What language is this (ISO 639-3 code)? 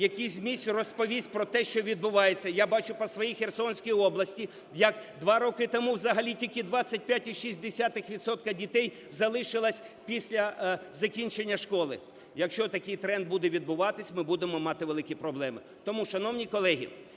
ukr